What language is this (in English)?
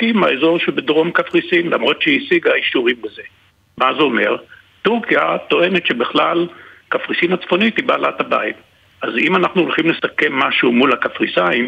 Hebrew